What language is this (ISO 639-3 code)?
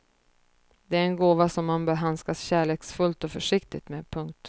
swe